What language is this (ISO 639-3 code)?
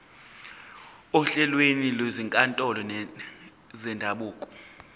zul